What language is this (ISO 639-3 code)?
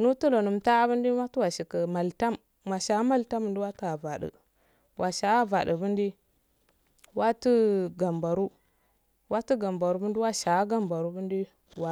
aal